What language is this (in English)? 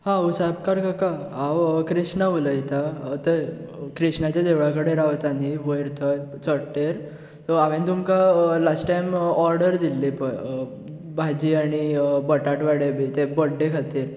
Konkani